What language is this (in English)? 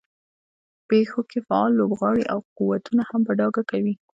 Pashto